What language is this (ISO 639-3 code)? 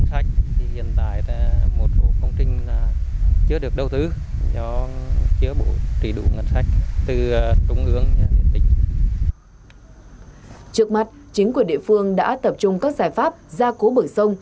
vie